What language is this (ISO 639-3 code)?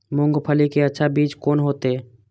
mai